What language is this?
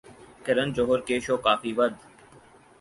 Urdu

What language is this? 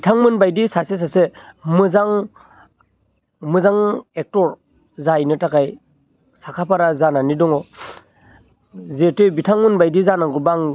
Bodo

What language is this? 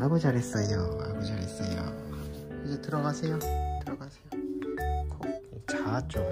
Korean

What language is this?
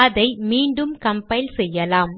Tamil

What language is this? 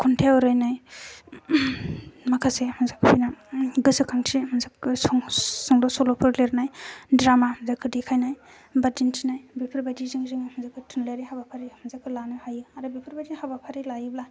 Bodo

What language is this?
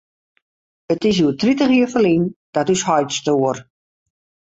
Western Frisian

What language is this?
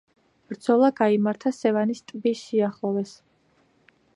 Georgian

